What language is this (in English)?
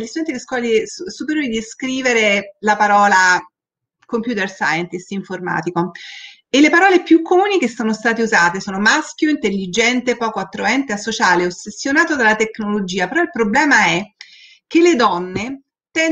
Italian